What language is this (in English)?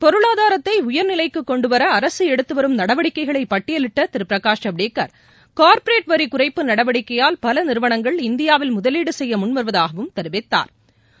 Tamil